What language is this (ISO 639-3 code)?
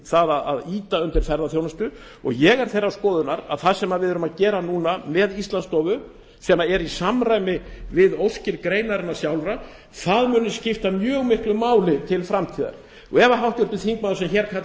isl